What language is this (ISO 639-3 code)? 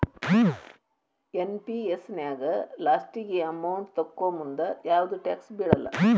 kan